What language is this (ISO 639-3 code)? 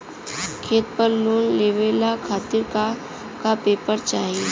bho